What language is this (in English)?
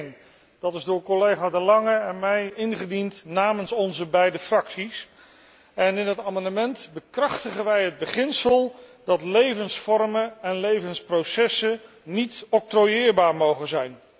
Dutch